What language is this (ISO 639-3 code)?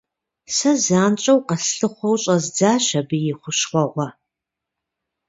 kbd